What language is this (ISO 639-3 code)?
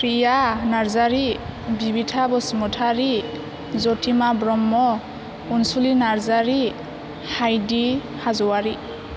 brx